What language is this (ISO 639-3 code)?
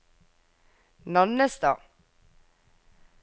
nor